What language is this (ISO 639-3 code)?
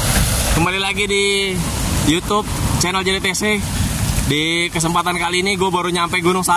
ind